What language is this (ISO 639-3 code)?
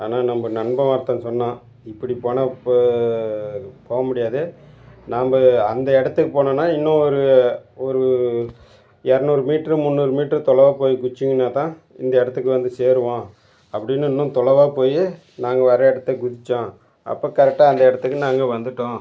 tam